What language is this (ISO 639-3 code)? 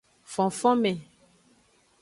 ajg